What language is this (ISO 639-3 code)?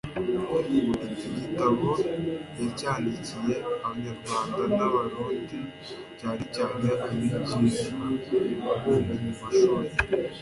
kin